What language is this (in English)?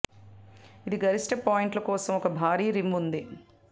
Telugu